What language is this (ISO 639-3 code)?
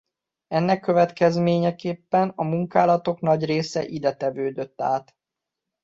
hun